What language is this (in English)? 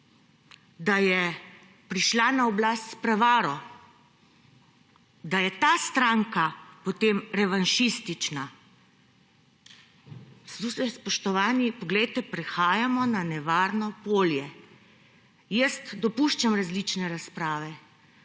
Slovenian